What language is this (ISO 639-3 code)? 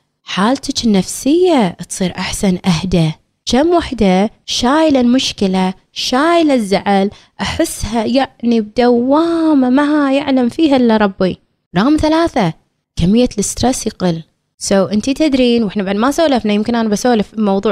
ara